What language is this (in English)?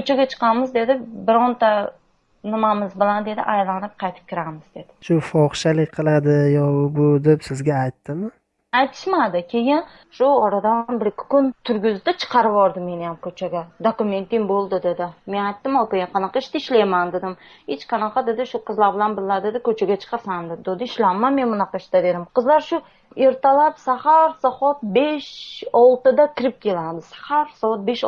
Uzbek